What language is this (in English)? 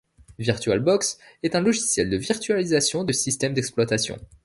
French